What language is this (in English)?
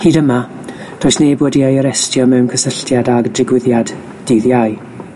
Welsh